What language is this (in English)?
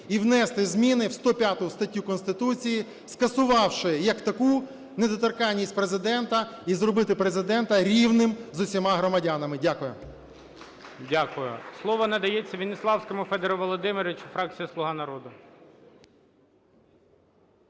Ukrainian